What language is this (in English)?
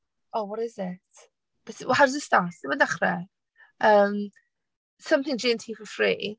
Welsh